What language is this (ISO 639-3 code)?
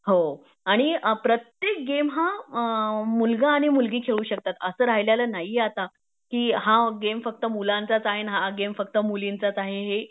mar